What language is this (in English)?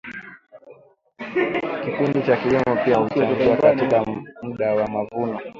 Swahili